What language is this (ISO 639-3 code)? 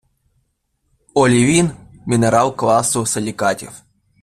ukr